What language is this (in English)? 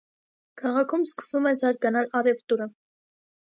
Armenian